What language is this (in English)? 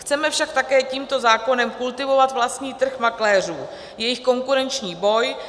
Czech